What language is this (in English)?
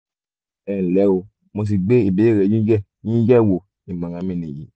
Yoruba